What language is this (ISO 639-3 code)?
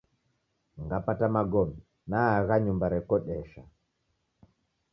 dav